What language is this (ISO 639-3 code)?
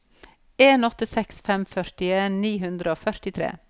nor